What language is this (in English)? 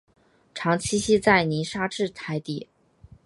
Chinese